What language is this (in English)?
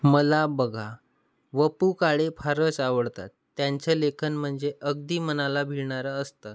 Marathi